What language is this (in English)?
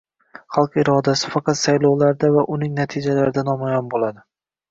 Uzbek